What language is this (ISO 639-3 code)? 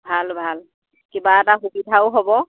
asm